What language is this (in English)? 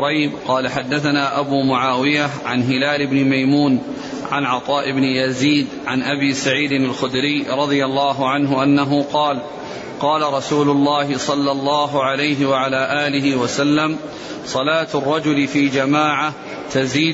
Arabic